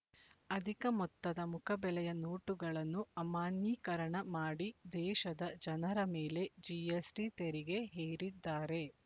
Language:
Kannada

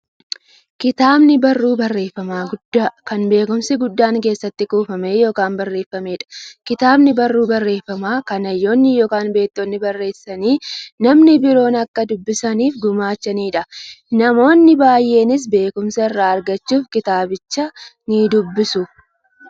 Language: Oromo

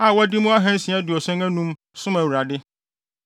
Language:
Akan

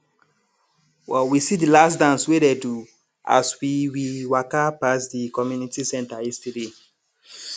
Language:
Nigerian Pidgin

